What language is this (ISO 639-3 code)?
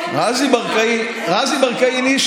heb